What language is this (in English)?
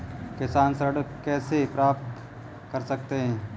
Hindi